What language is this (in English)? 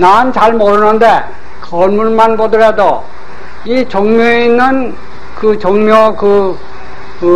Korean